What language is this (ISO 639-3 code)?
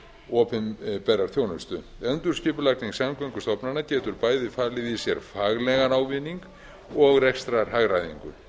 isl